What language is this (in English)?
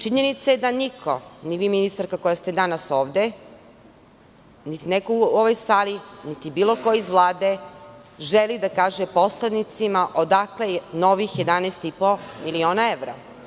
Serbian